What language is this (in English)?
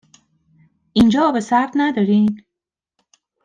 Persian